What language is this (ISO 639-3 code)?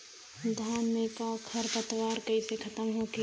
bho